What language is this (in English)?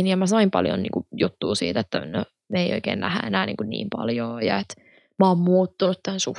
Finnish